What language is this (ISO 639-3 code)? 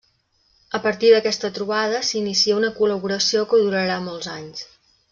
cat